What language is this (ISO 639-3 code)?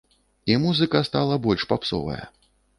bel